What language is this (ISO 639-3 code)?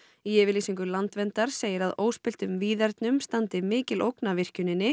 isl